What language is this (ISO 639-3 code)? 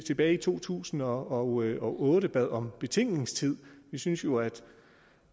dan